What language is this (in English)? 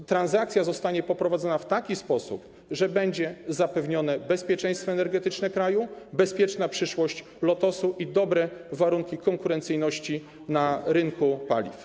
Polish